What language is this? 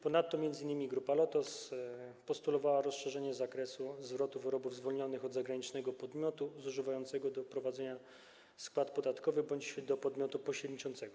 Polish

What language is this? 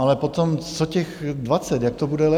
Czech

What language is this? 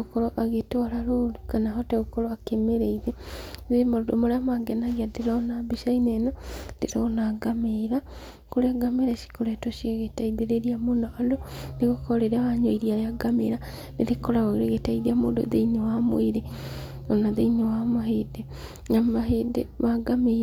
Kikuyu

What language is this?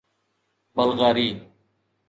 Sindhi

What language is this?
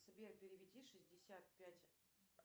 Russian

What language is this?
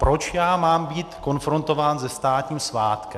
Czech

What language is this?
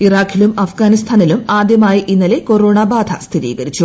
Malayalam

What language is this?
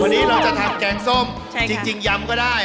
Thai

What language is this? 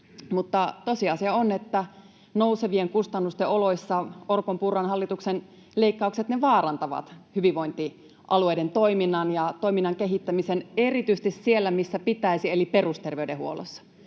Finnish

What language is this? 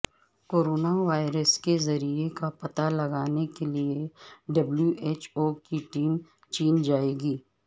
Urdu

